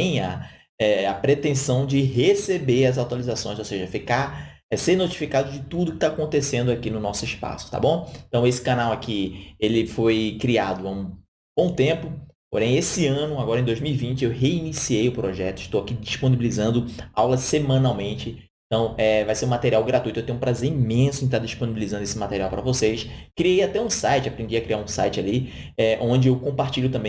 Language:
Portuguese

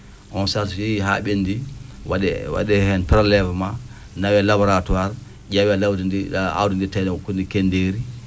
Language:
Fula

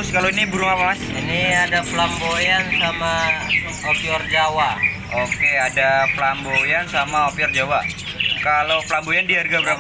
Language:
Indonesian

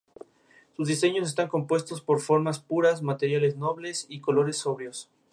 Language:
Spanish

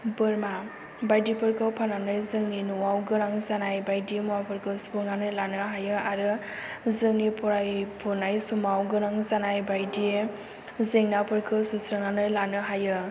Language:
Bodo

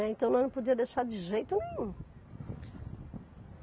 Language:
Portuguese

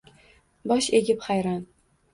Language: Uzbek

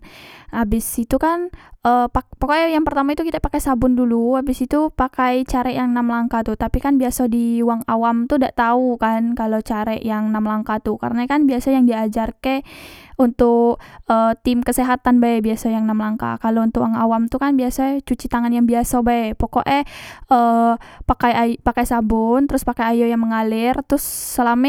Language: Musi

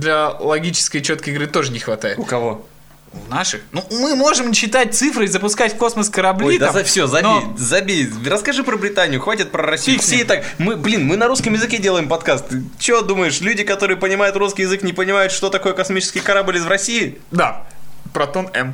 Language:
Russian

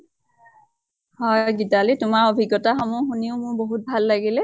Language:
Assamese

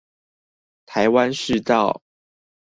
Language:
Chinese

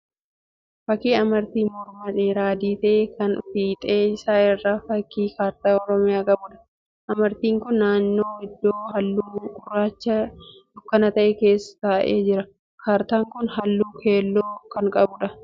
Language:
Oromo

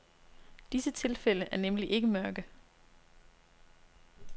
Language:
Danish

